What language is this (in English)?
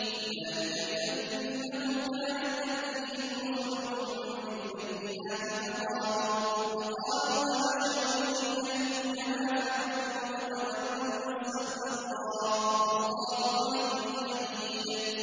Arabic